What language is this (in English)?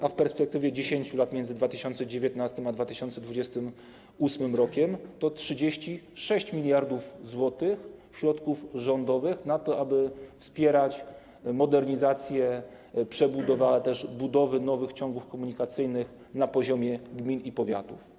Polish